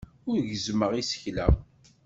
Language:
Kabyle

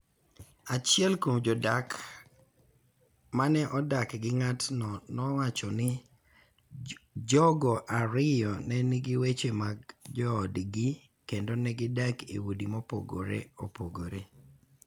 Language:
Luo (Kenya and Tanzania)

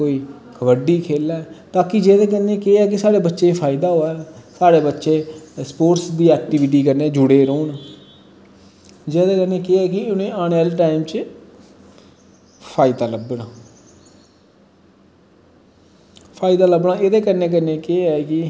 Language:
Dogri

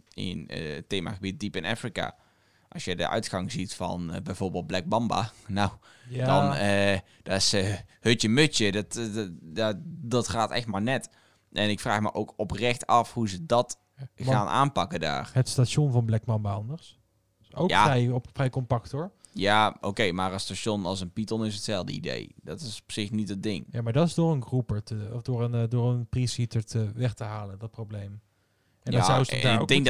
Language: Dutch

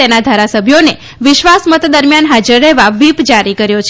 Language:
Gujarati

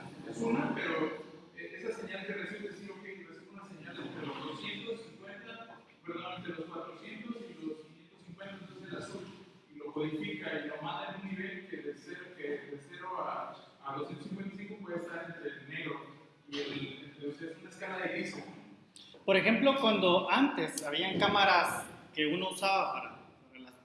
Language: Spanish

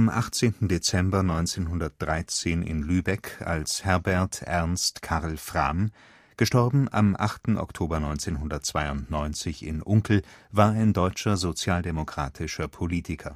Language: German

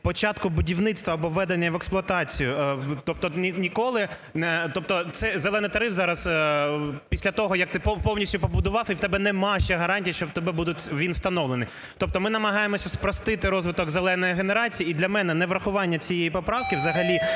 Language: Ukrainian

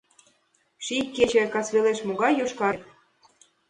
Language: Mari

